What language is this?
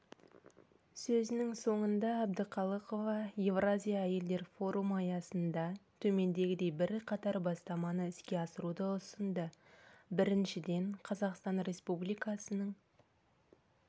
Kazakh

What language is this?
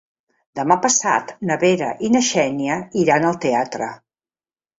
Catalan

